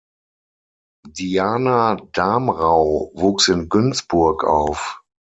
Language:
German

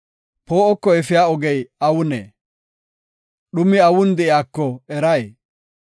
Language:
Gofa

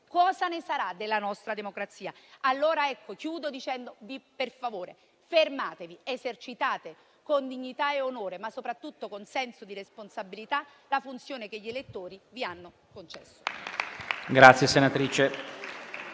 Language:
Italian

